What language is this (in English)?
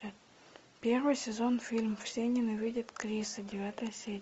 Russian